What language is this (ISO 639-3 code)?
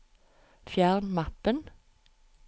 nor